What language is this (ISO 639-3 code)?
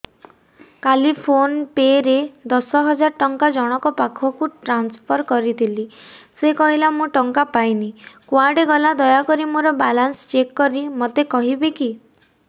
ori